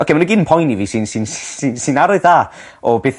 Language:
Welsh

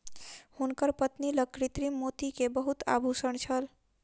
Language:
Maithili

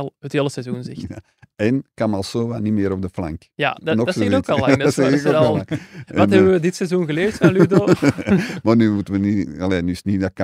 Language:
Dutch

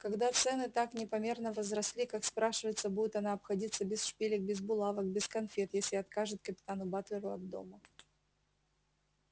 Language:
Russian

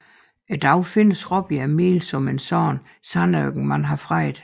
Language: Danish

